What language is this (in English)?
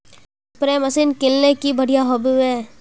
Magahi